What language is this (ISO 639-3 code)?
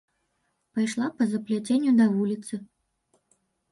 bel